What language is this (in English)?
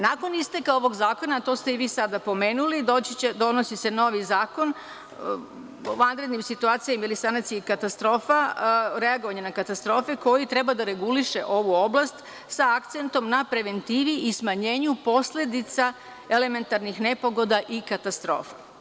Serbian